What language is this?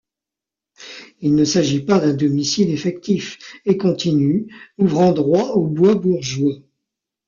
French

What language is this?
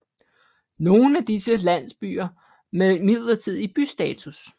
Danish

